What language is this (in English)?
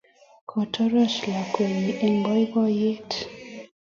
Kalenjin